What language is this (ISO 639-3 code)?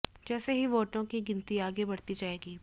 hin